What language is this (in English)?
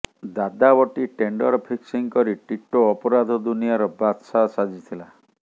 Odia